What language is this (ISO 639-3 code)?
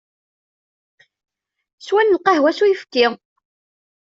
kab